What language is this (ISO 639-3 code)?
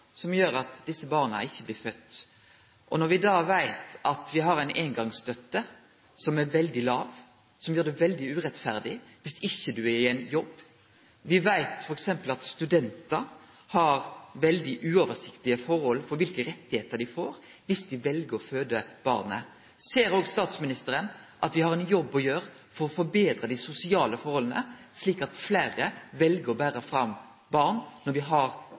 nno